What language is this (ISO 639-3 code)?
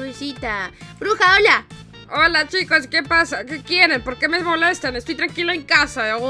spa